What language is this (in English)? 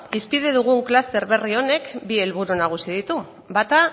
Basque